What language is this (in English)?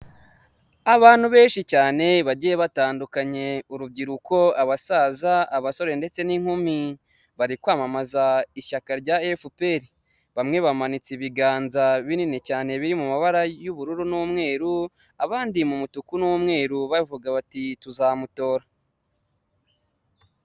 Kinyarwanda